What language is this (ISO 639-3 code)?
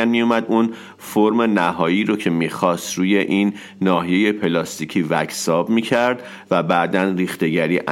fas